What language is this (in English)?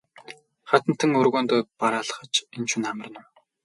Mongolian